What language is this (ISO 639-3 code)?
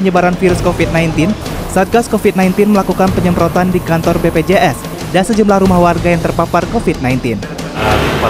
ind